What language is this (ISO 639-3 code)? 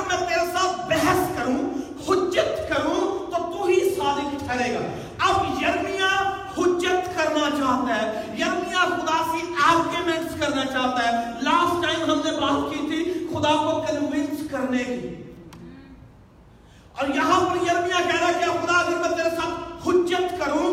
urd